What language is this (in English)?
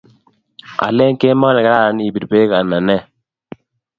Kalenjin